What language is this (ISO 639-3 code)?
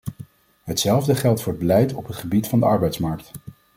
nld